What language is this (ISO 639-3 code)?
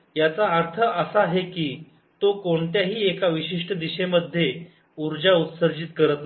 mar